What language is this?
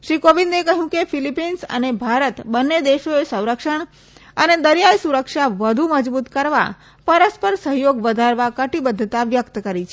Gujarati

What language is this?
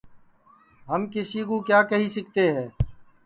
Sansi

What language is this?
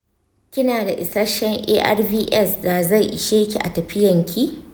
Hausa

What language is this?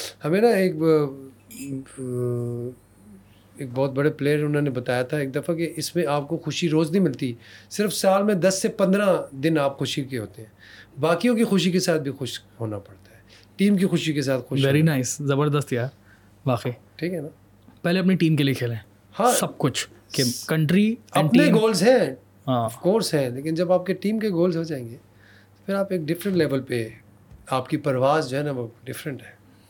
Urdu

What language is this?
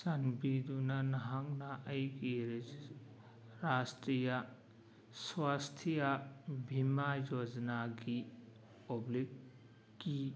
Manipuri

